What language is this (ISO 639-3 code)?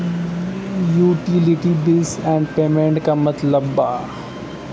bho